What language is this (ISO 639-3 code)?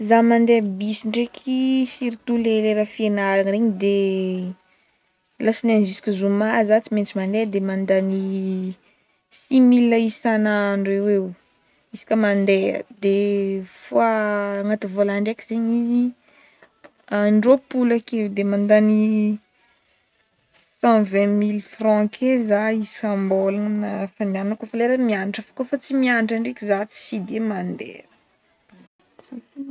bmm